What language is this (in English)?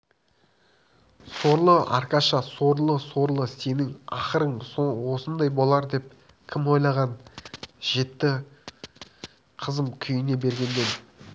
Kazakh